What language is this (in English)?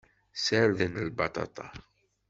Kabyle